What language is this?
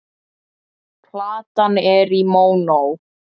Icelandic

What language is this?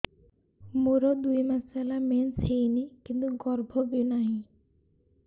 Odia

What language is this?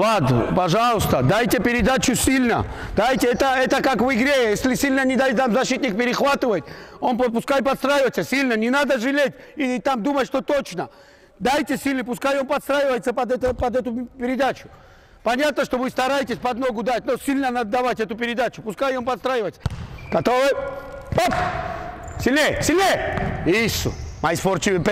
Russian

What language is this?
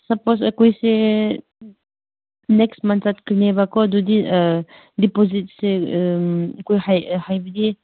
Manipuri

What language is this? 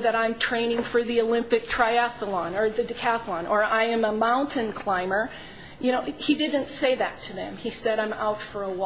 English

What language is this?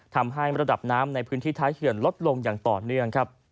Thai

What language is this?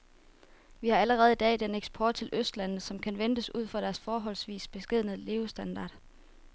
Danish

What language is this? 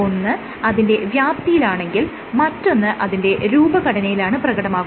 Malayalam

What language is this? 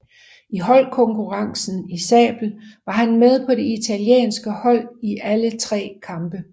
Danish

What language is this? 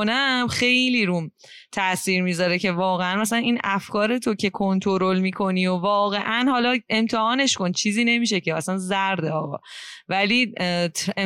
Persian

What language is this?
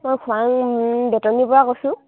Assamese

